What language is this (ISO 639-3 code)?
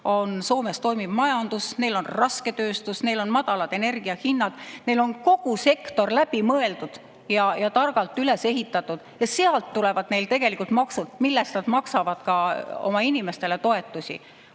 est